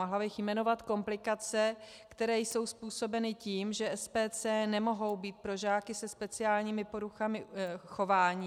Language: Czech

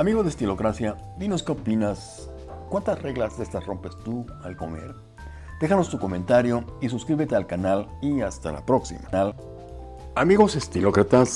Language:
Spanish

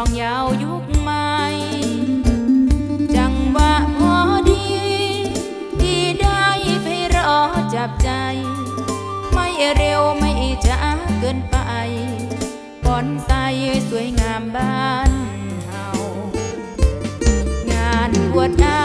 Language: Thai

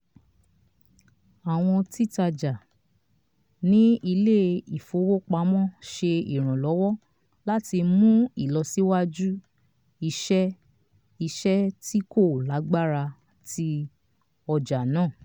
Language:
Yoruba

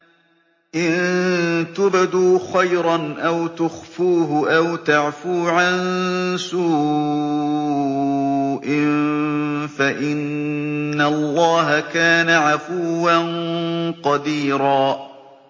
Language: Arabic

